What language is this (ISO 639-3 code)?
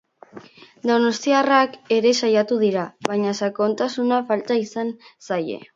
eus